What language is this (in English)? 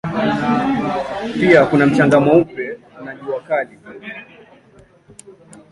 Swahili